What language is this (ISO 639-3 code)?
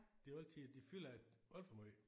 dan